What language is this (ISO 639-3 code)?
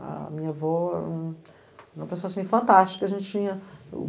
por